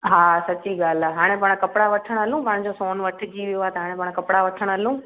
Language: Sindhi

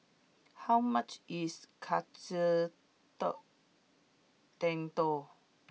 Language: English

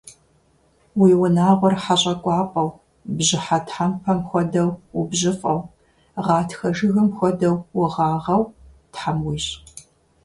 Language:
Kabardian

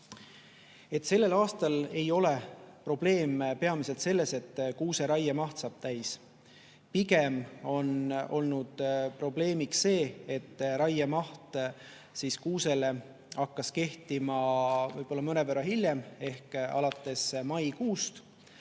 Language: Estonian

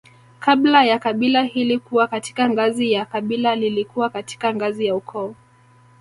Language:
Swahili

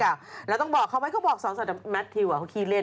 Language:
Thai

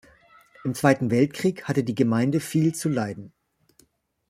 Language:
German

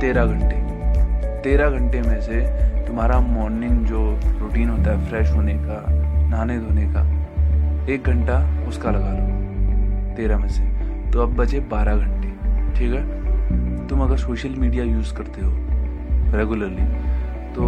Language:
Hindi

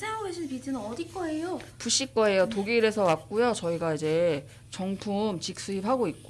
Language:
Korean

